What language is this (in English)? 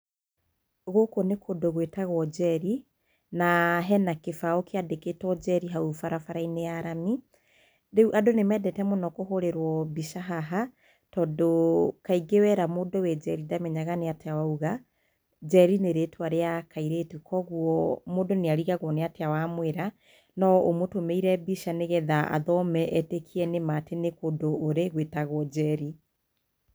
Kikuyu